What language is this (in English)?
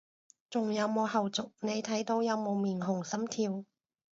Cantonese